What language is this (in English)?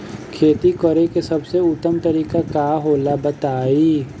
Bhojpuri